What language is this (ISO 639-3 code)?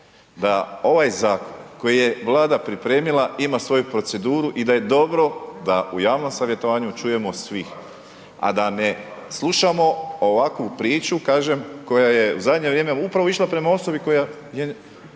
hrv